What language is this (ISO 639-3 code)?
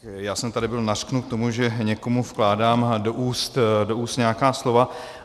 ces